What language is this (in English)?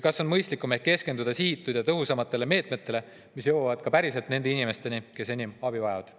Estonian